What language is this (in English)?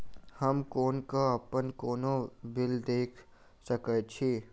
Maithili